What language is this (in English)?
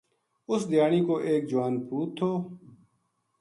Gujari